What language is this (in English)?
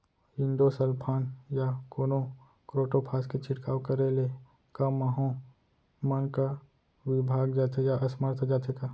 Chhattisgarhi